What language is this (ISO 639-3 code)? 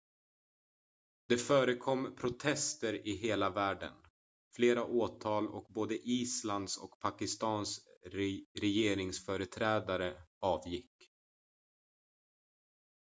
swe